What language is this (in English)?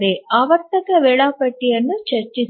Kannada